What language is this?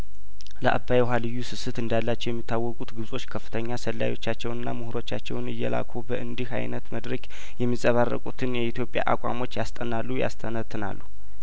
Amharic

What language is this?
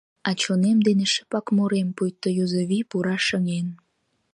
Mari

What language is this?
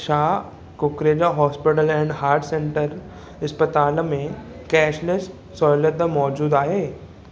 Sindhi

